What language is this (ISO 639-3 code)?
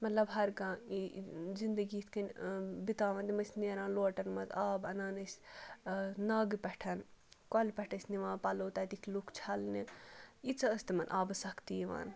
kas